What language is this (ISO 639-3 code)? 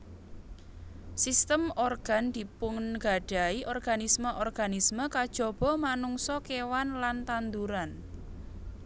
jav